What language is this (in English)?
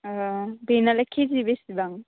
Bodo